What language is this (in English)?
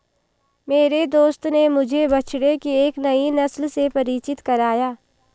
Hindi